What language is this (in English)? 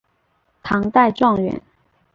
Chinese